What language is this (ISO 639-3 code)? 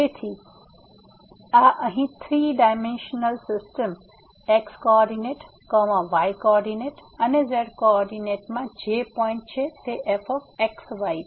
guj